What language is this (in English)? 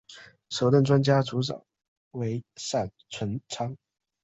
Chinese